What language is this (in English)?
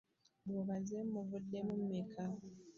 Ganda